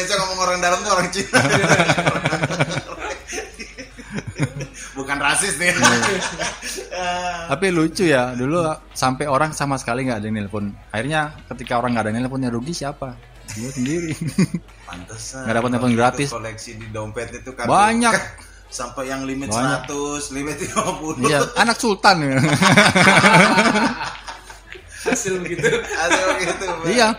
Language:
Indonesian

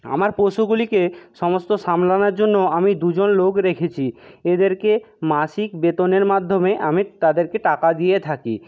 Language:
Bangla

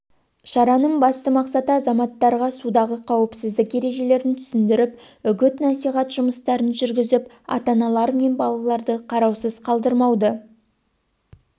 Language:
Kazakh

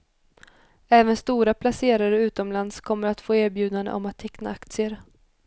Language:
Swedish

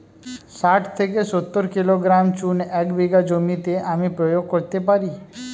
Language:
Bangla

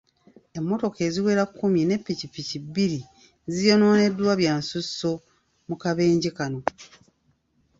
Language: Ganda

